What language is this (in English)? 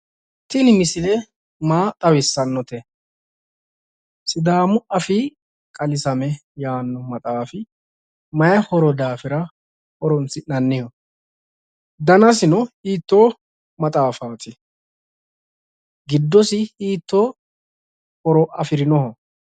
Sidamo